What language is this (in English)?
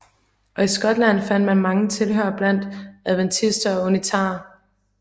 Danish